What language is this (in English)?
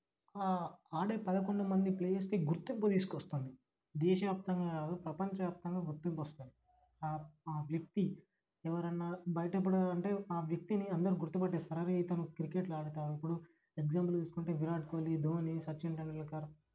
Telugu